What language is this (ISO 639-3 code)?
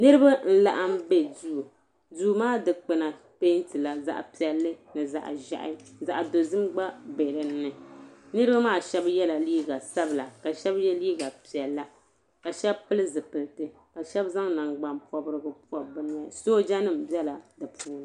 dag